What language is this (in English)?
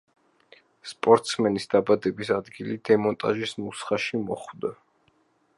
Georgian